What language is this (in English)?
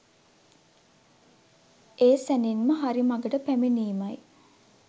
Sinhala